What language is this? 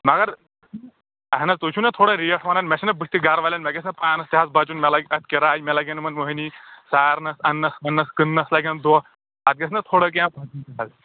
Kashmiri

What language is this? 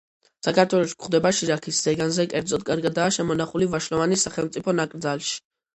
Georgian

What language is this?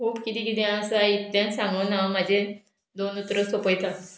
Konkani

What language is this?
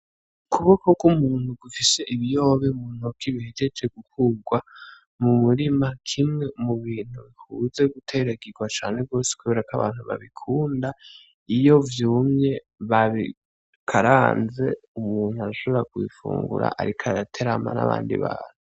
Rundi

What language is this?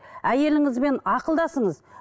Kazakh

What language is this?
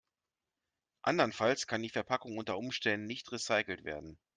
German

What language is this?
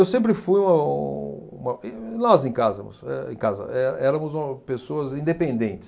Portuguese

